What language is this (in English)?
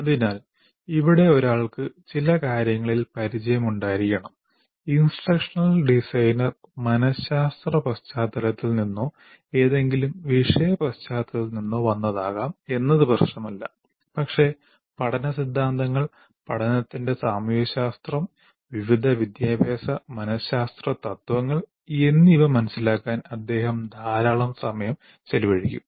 Malayalam